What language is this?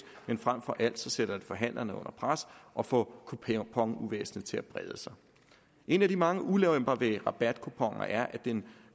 Danish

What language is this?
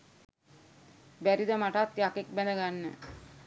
Sinhala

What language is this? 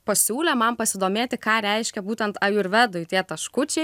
Lithuanian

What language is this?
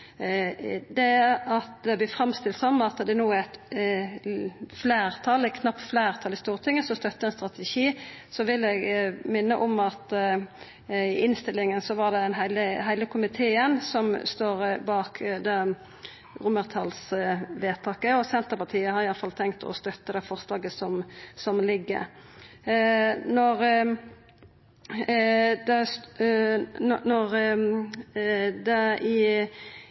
Norwegian Nynorsk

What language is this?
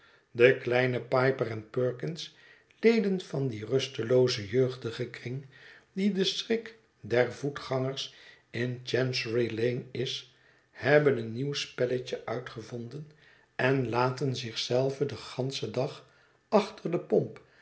Dutch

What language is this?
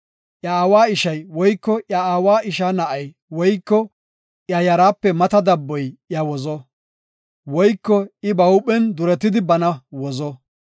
Gofa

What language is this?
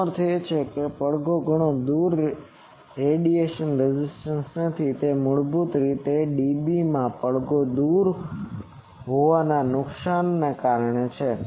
Gujarati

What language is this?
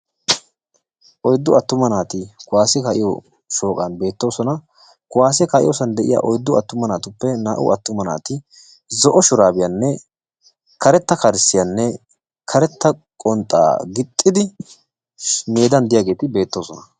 Wolaytta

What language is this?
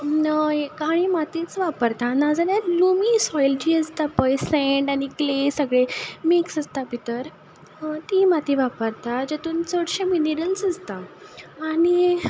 Konkani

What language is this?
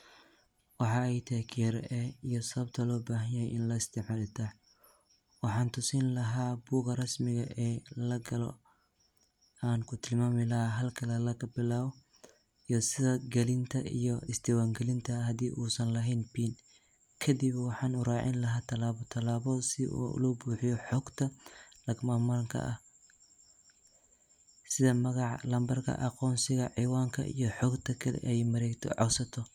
Somali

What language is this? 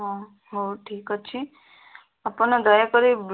Odia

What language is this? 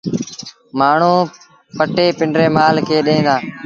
Sindhi Bhil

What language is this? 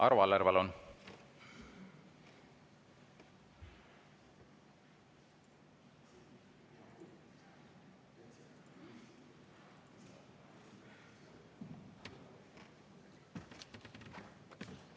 Estonian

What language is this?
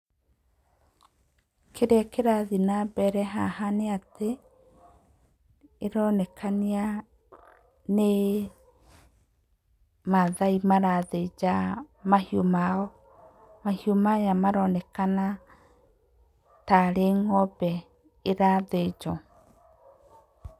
Kikuyu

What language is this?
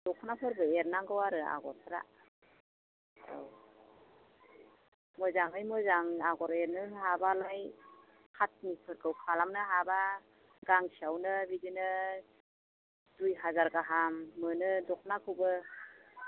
Bodo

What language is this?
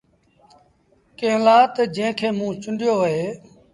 Sindhi Bhil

